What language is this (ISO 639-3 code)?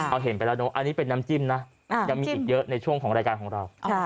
tha